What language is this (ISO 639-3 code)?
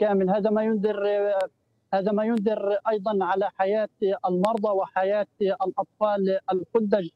ara